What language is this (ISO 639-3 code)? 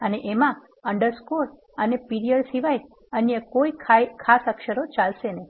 guj